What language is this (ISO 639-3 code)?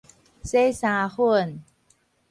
nan